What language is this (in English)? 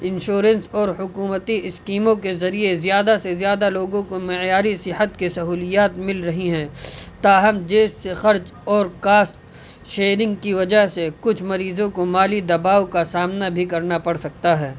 Urdu